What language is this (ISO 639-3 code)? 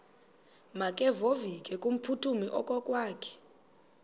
xho